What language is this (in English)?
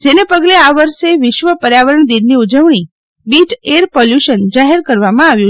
Gujarati